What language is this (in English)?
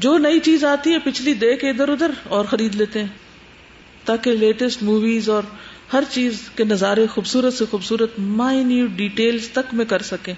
Urdu